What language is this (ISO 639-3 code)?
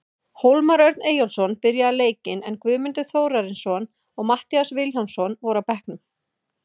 isl